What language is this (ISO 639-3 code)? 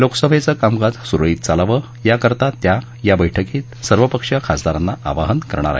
mar